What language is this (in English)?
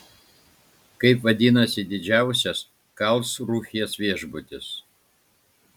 Lithuanian